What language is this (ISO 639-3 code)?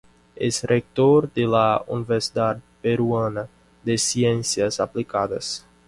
spa